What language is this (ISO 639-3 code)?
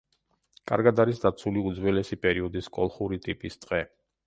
kat